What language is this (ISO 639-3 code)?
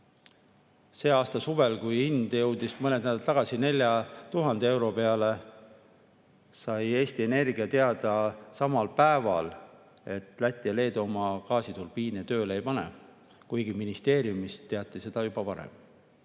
est